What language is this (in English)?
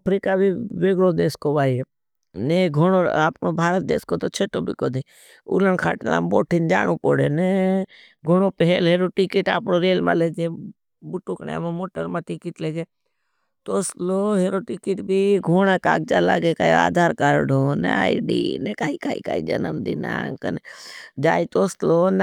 Bhili